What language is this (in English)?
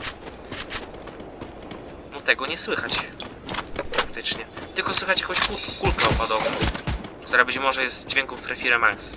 Polish